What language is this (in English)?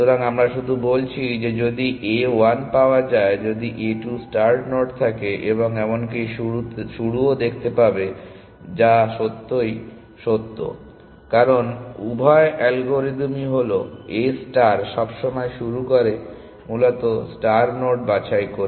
Bangla